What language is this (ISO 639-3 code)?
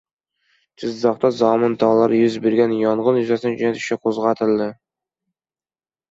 uzb